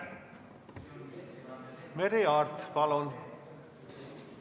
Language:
Estonian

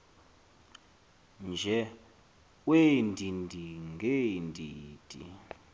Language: Xhosa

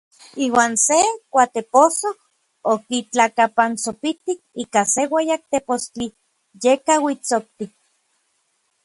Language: Orizaba Nahuatl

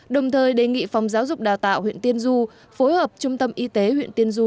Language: Vietnamese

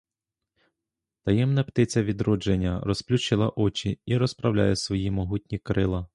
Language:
Ukrainian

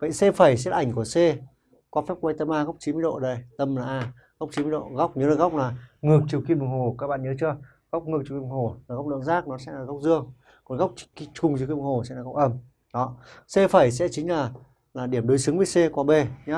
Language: Vietnamese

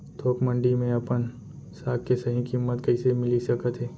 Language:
Chhattisgarhi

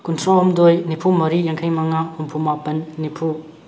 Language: Manipuri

